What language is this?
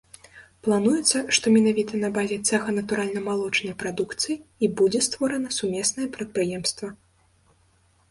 Belarusian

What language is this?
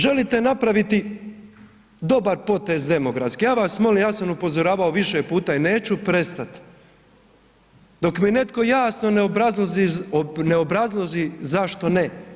Croatian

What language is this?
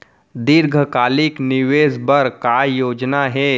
Chhattisgarhi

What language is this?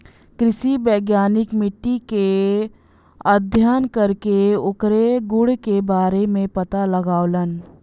Bhojpuri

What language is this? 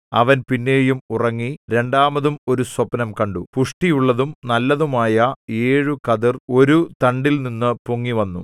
Malayalam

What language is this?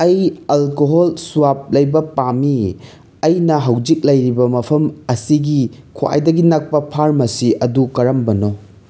Manipuri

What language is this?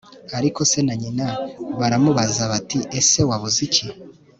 Kinyarwanda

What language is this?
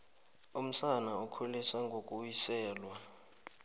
South Ndebele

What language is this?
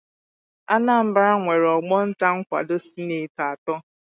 Igbo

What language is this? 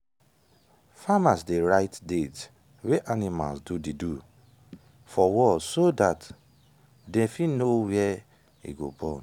Nigerian Pidgin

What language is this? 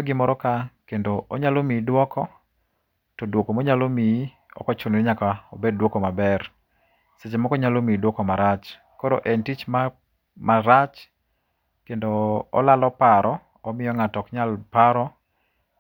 Luo (Kenya and Tanzania)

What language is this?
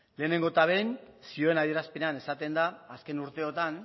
Basque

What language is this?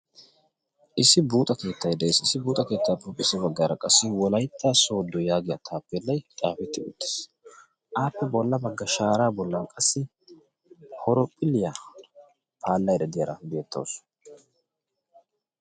Wolaytta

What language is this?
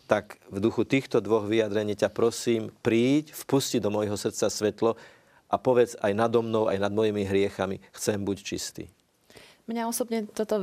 Slovak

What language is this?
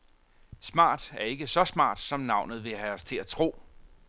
Danish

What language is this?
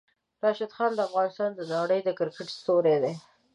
Pashto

